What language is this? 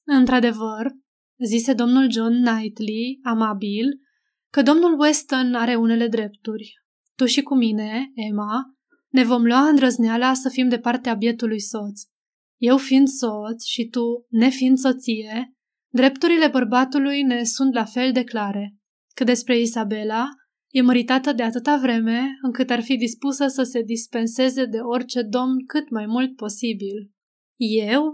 Romanian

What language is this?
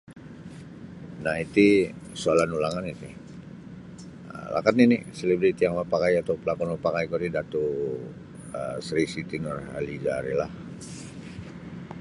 Sabah Bisaya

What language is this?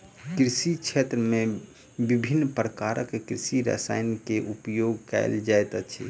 Maithili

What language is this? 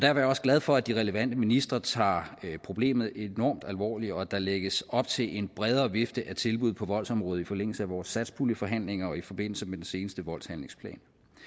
Danish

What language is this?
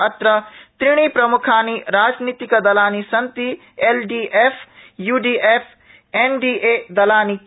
Sanskrit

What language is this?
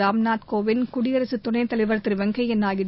Tamil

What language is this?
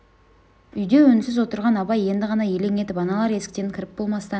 Kazakh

